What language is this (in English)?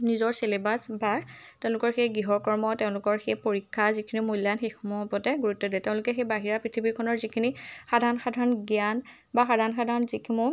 Assamese